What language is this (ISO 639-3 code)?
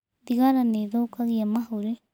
kik